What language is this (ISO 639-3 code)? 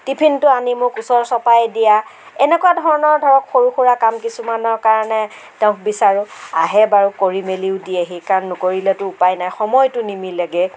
asm